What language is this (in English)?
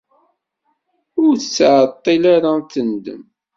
Kabyle